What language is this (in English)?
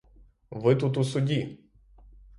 Ukrainian